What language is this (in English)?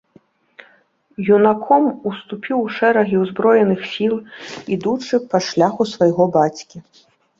Belarusian